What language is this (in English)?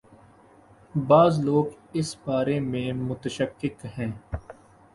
Urdu